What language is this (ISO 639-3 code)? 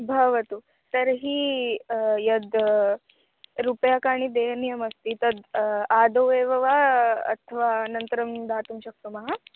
san